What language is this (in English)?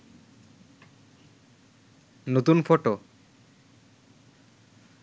Bangla